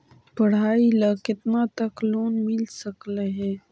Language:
Magahi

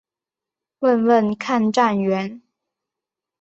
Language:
Chinese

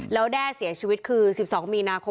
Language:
Thai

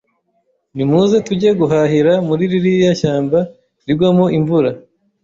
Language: Kinyarwanda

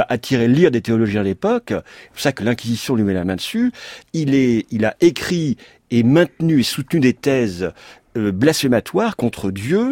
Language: French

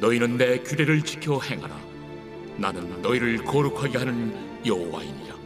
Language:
Korean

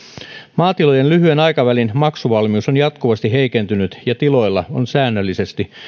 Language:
Finnish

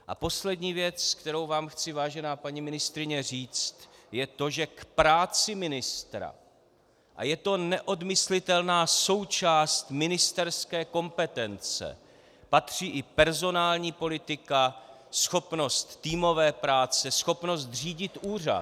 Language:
Czech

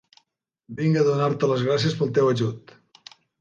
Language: Catalan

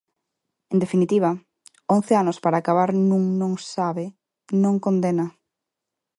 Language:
Galician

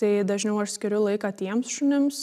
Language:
Lithuanian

